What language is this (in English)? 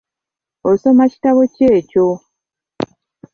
Ganda